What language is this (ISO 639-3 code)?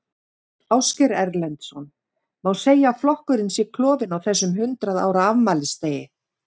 isl